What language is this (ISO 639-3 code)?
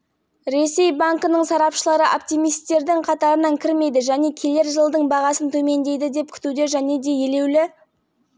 kaz